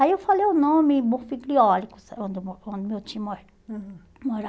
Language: Portuguese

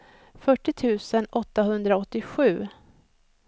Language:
Swedish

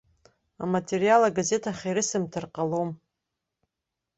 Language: Abkhazian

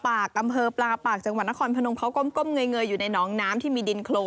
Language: Thai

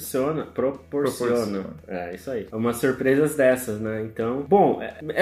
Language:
Portuguese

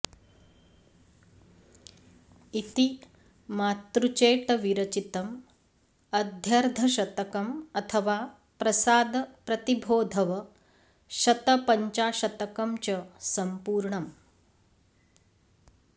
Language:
Sanskrit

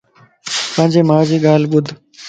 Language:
Lasi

